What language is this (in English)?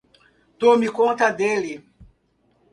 Portuguese